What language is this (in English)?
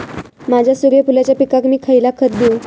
Marathi